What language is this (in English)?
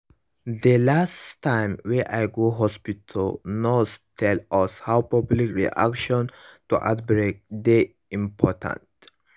Nigerian Pidgin